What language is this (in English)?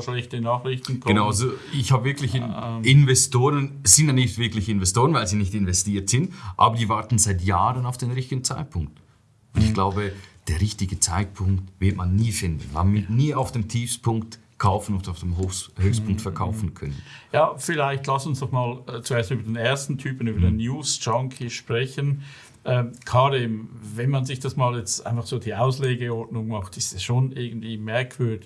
German